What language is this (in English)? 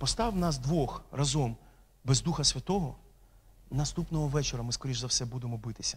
Ukrainian